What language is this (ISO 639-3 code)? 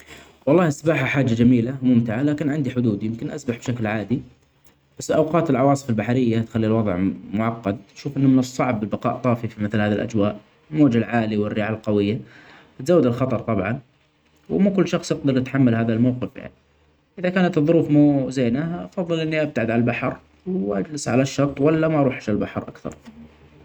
acx